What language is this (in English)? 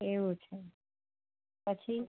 Gujarati